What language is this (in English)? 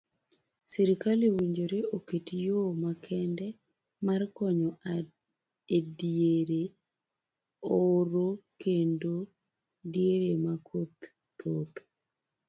Luo (Kenya and Tanzania)